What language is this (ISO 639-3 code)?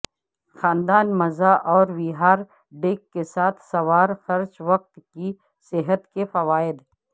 urd